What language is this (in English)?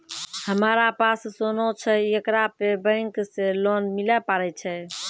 Maithili